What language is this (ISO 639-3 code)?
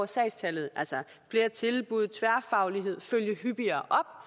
dan